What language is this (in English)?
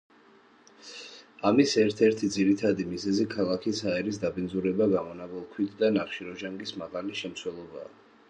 Georgian